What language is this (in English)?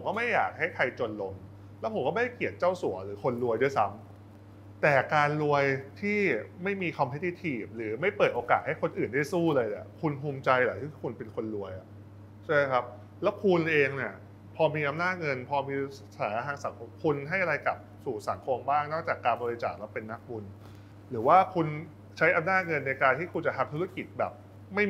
Thai